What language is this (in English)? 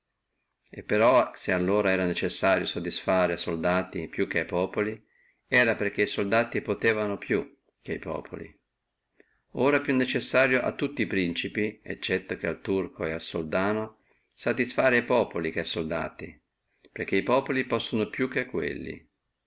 Italian